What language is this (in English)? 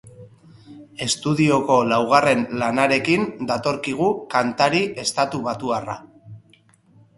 Basque